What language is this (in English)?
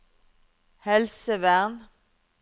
Norwegian